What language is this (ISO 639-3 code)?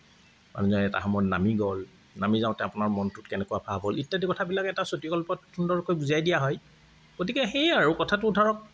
asm